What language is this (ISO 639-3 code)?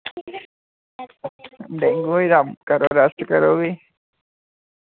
doi